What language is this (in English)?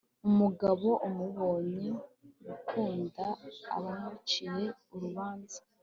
Kinyarwanda